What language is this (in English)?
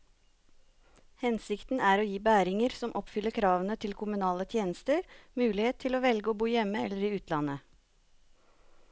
Norwegian